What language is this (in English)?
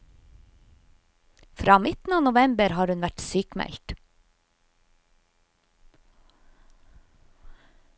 Norwegian